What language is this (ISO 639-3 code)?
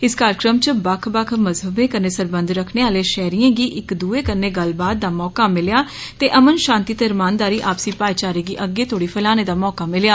doi